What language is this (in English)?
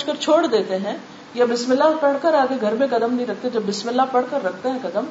Urdu